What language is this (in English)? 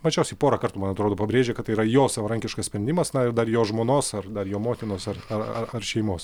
Lithuanian